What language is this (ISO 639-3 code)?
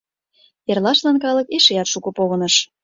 chm